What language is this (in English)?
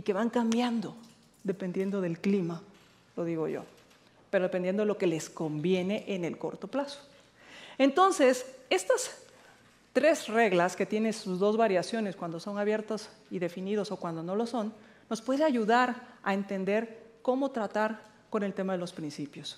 Spanish